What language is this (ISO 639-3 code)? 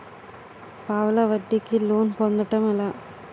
tel